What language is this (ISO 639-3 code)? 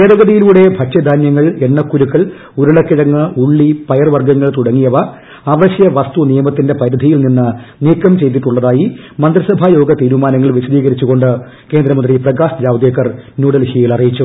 mal